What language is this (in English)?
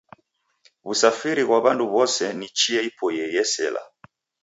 Taita